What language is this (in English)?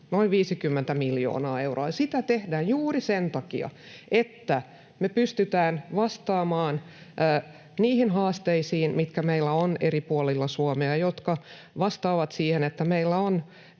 Finnish